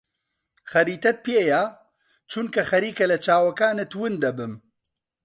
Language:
Central Kurdish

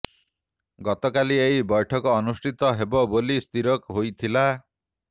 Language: Odia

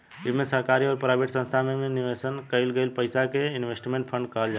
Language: Bhojpuri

